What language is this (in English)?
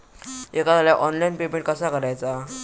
Marathi